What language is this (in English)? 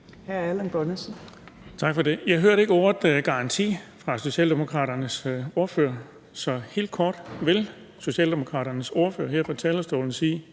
Danish